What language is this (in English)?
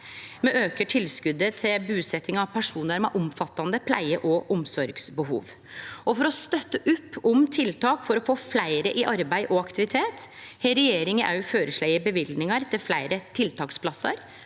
Norwegian